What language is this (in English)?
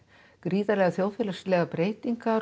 Icelandic